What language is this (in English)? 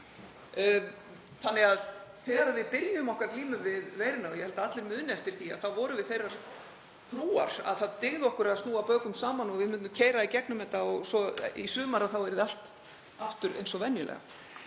Icelandic